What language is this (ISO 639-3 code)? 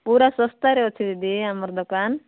ori